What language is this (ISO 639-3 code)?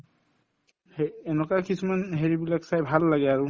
asm